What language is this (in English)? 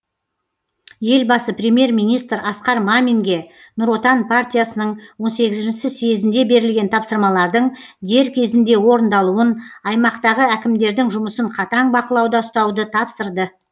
Kazakh